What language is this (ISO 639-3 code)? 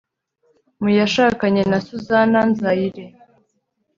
kin